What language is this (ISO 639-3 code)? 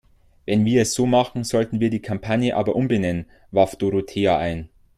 deu